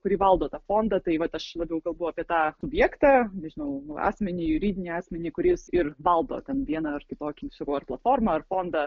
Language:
Lithuanian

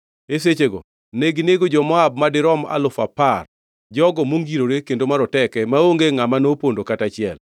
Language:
Luo (Kenya and Tanzania)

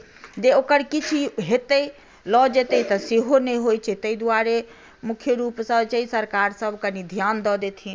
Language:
Maithili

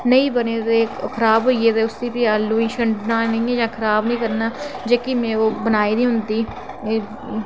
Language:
Dogri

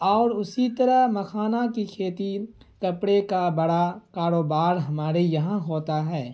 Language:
Urdu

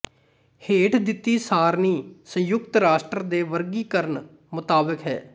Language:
Punjabi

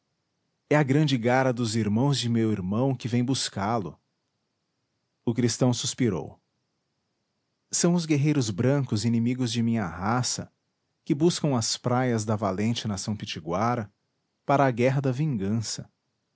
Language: Portuguese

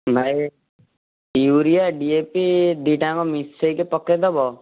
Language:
Odia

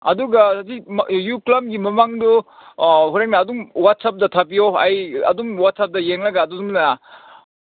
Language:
Manipuri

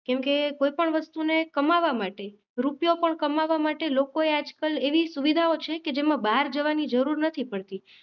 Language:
Gujarati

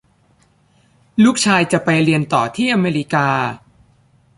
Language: Thai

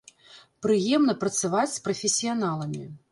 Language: Belarusian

